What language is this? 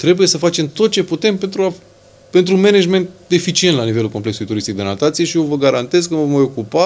Romanian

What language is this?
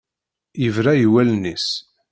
Kabyle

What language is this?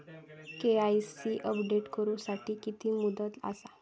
Marathi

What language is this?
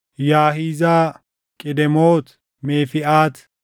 Oromo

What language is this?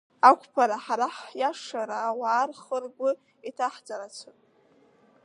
Abkhazian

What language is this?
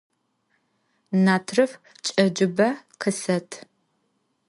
Adyghe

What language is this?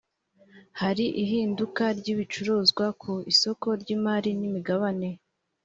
Kinyarwanda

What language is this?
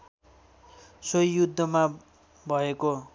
Nepali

